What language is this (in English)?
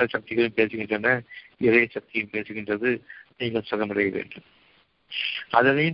Tamil